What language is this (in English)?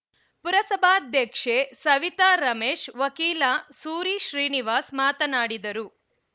Kannada